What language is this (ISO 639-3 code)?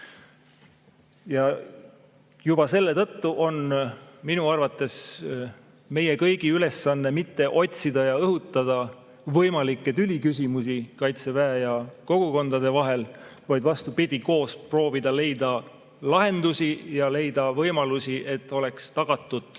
est